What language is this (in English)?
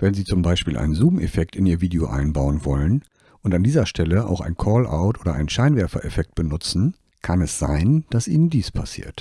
German